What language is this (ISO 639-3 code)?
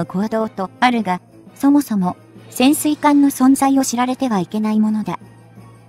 jpn